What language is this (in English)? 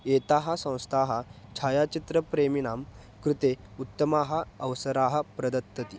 Sanskrit